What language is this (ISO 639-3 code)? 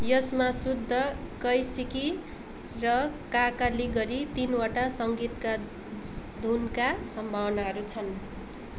nep